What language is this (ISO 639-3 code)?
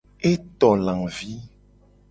gej